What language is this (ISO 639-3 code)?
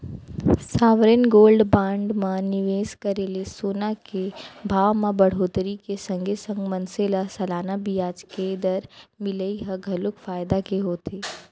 hne